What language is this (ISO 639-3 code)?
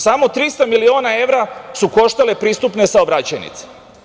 srp